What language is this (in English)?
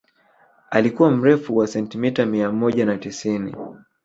Swahili